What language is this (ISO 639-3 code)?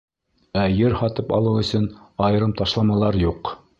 bak